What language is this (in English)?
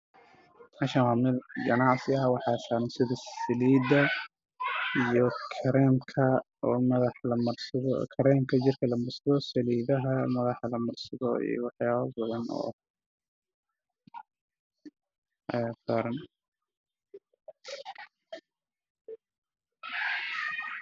Somali